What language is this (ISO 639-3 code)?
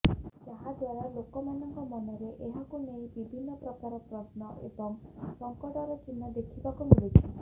ori